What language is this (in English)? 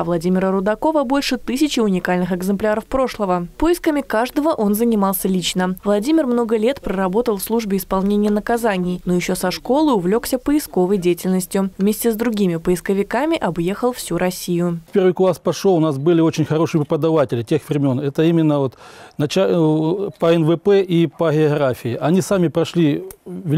Russian